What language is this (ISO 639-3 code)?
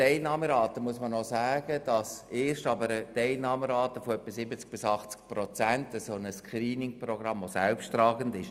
gsw